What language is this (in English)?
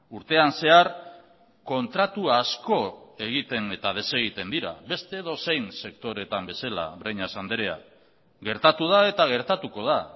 Basque